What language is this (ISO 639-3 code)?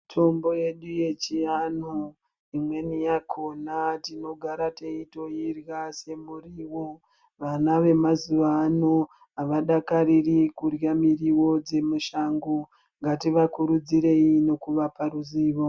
ndc